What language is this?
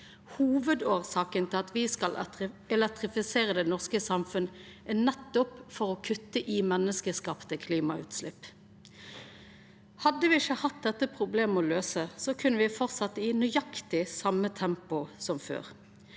Norwegian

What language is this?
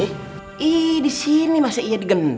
Indonesian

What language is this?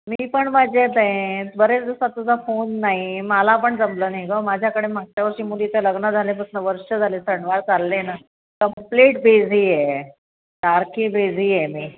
Marathi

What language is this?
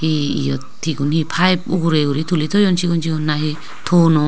Chakma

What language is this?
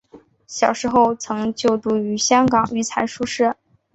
Chinese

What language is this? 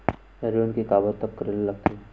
Chhattisgarhi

